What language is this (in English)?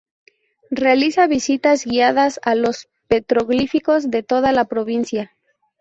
Spanish